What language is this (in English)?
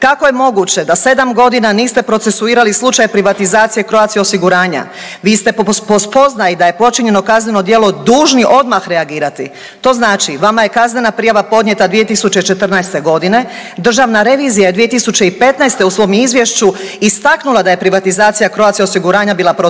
Croatian